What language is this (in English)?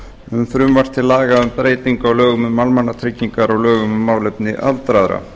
Icelandic